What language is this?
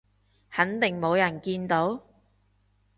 Cantonese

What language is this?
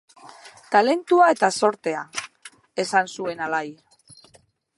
Basque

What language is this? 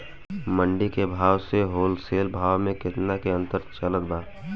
Bhojpuri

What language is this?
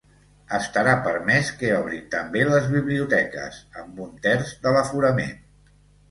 Catalan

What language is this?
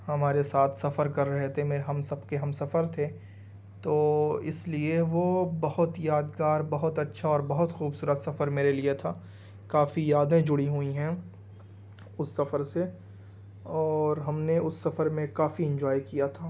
Urdu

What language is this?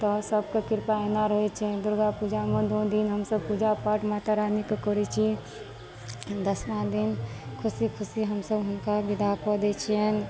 Maithili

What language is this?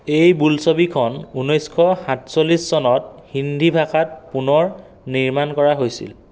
Assamese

